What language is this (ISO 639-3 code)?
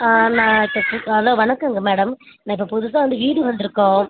tam